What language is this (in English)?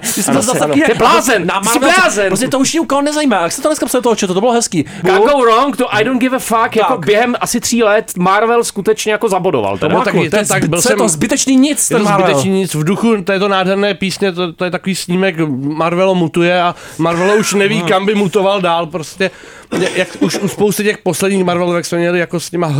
Czech